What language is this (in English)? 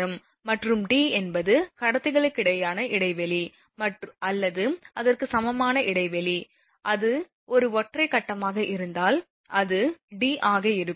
Tamil